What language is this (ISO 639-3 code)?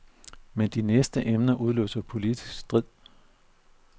dan